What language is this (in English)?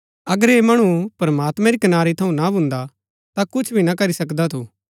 Gaddi